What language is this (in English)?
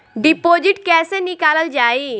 Bhojpuri